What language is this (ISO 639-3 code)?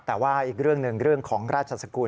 tha